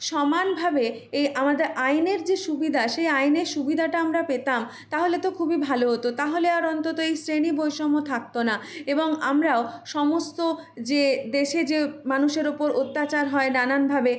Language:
Bangla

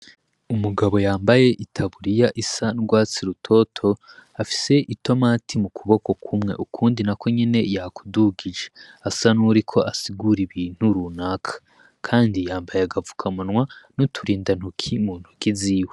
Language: Rundi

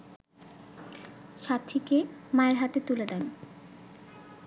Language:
Bangla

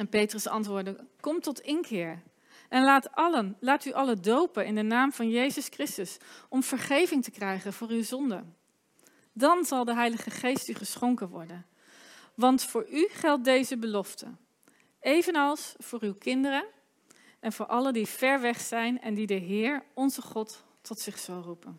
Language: Dutch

